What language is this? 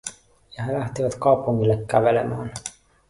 Finnish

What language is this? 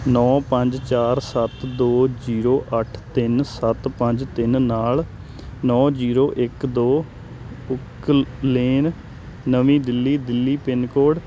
Punjabi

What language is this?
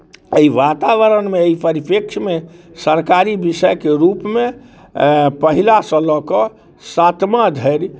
Maithili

